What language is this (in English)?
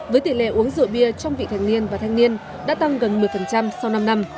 Vietnamese